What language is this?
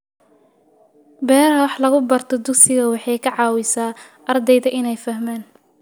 Somali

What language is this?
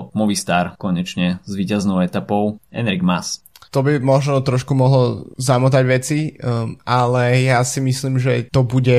Slovak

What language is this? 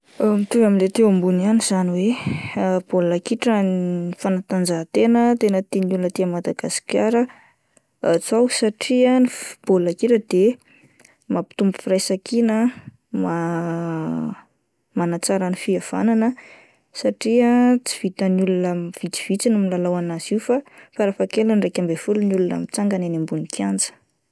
Malagasy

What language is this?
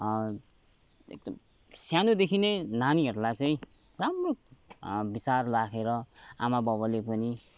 Nepali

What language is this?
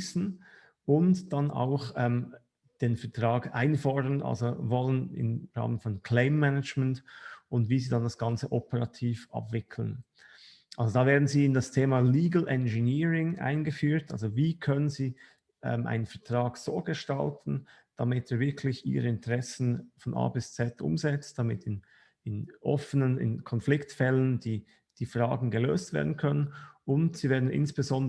German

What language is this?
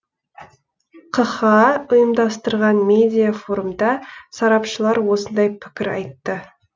Kazakh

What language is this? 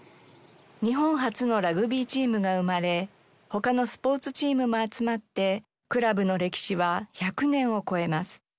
Japanese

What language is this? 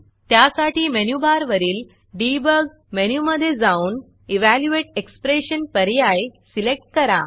Marathi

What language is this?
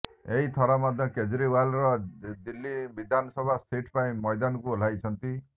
Odia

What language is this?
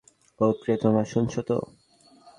Bangla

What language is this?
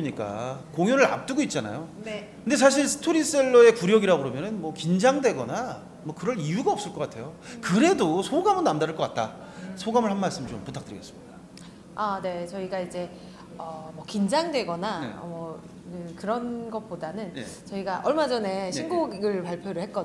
Korean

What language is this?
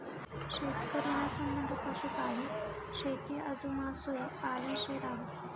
Marathi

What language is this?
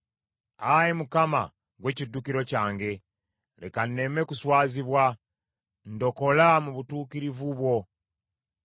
Ganda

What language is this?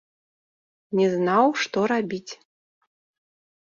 Belarusian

